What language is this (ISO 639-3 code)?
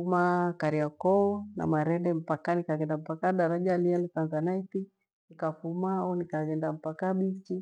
gwe